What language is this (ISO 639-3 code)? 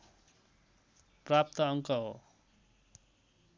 nep